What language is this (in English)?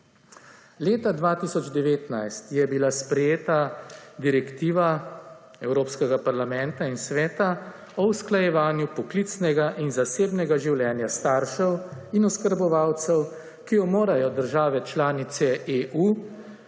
Slovenian